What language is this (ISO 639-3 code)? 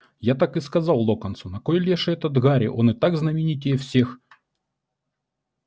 rus